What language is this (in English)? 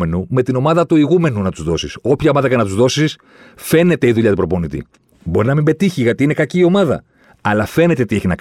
Greek